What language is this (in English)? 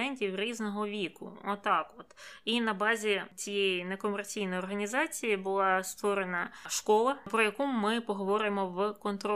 Ukrainian